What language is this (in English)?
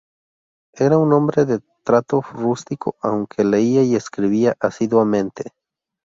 Spanish